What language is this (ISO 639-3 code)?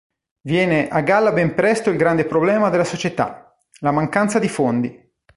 ita